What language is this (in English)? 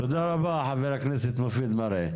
Hebrew